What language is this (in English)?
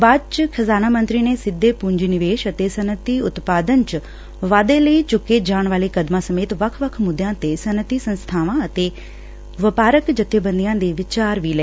Punjabi